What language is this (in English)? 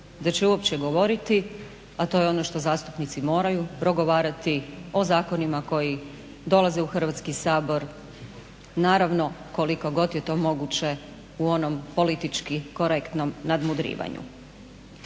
Croatian